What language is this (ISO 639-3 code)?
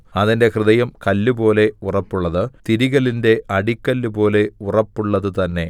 mal